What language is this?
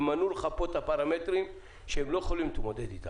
Hebrew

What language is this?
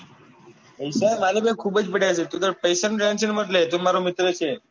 Gujarati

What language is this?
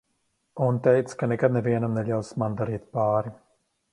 Latvian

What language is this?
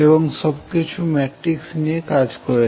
Bangla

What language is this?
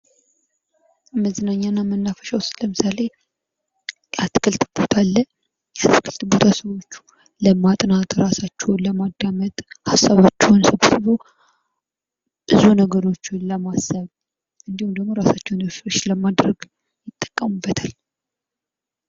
Amharic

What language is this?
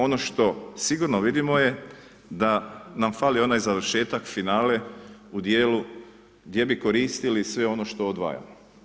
Croatian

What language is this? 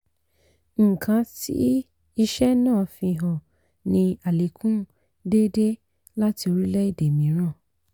Yoruba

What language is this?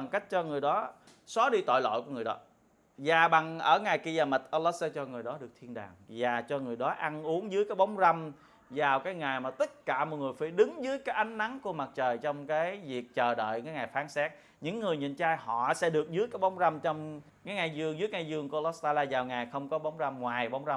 Vietnamese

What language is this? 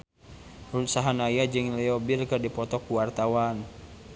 Sundanese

